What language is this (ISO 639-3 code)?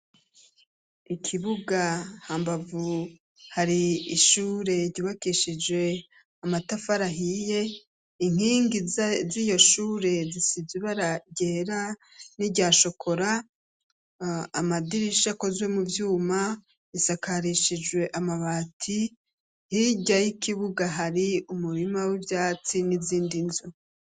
run